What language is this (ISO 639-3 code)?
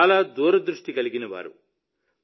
tel